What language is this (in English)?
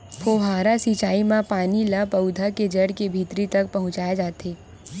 Chhattisgarhi